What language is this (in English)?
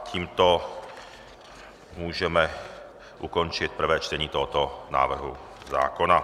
Czech